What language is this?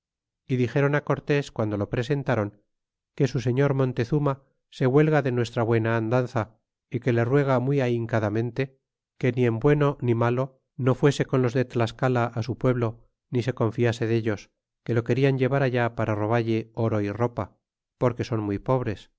Spanish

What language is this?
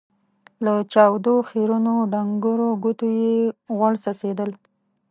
Pashto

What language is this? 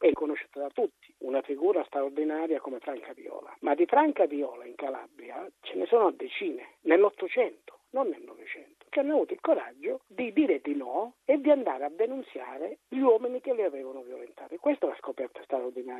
Italian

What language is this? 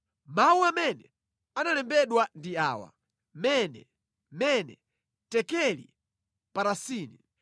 Nyanja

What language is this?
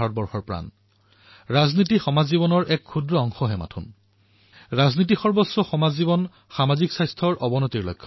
Assamese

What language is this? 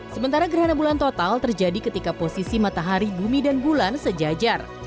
Indonesian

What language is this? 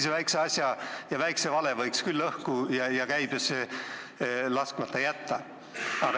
Estonian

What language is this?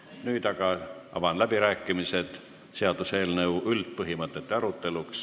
Estonian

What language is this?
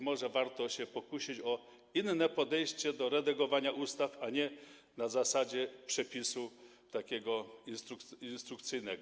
Polish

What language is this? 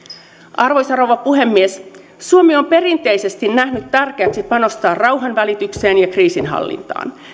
Finnish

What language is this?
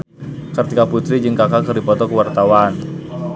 Sundanese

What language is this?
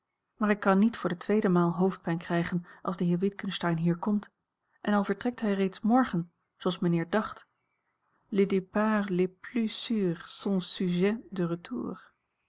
Dutch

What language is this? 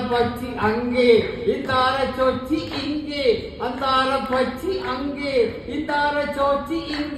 Romanian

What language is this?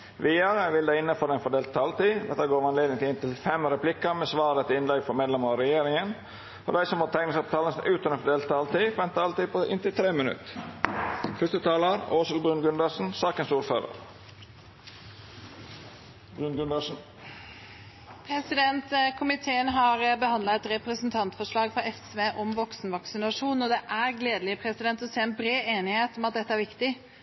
Norwegian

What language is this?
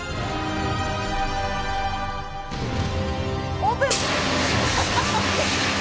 Japanese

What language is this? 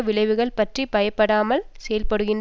Tamil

